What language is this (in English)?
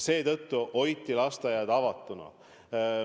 Estonian